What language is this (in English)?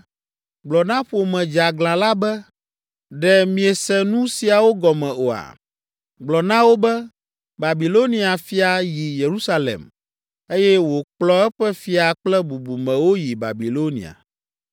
Ewe